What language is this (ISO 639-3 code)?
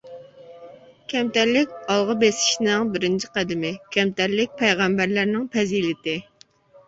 uig